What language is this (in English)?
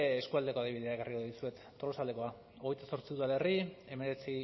Basque